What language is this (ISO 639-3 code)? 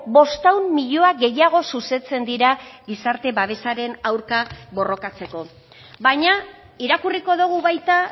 eus